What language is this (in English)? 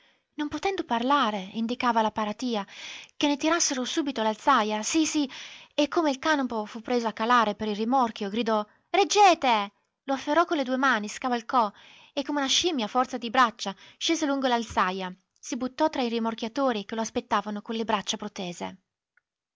Italian